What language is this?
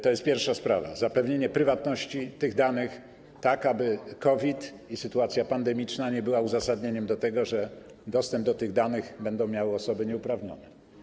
Polish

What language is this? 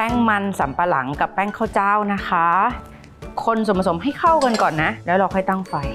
Thai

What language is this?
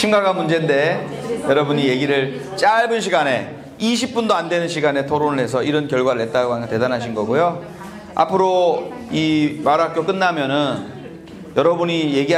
Korean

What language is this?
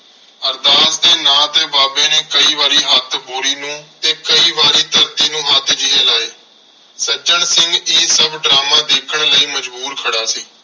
Punjabi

